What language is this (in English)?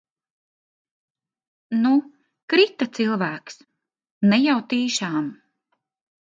Latvian